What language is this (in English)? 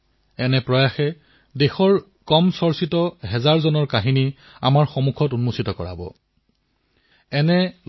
Assamese